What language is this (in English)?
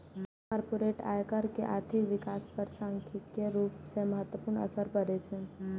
Maithili